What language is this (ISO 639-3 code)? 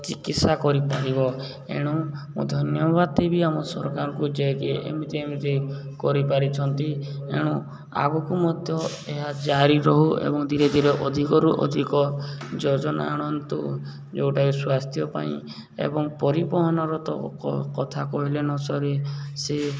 ori